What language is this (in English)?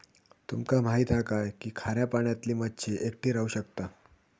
Marathi